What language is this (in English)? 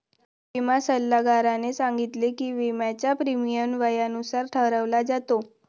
Marathi